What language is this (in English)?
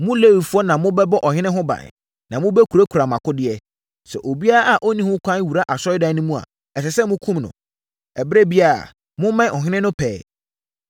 Akan